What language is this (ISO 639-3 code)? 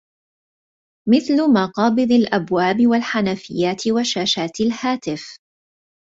ara